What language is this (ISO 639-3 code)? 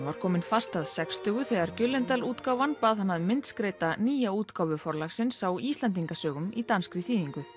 isl